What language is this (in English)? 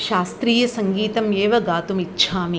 Sanskrit